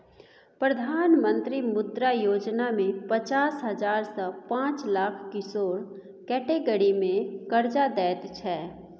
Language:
Maithili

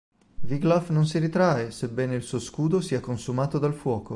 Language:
Italian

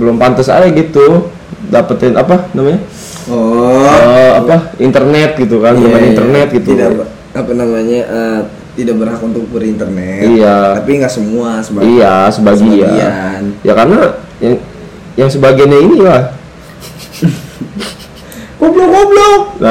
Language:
Indonesian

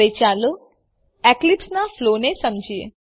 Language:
Gujarati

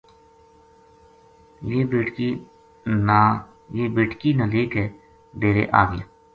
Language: Gujari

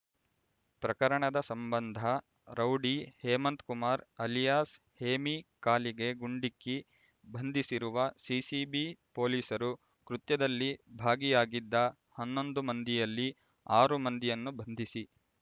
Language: Kannada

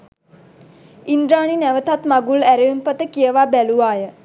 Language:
Sinhala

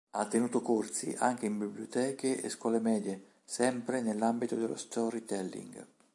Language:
Italian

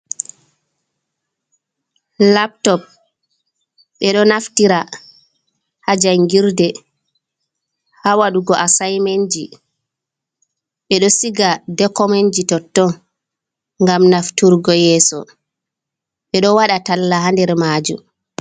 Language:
Fula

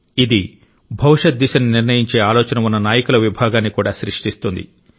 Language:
Telugu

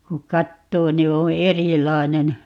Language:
Finnish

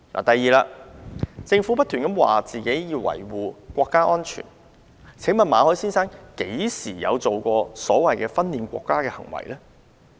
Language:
Cantonese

